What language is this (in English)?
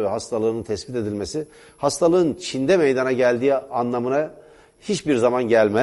Turkish